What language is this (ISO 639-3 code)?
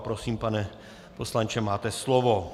ces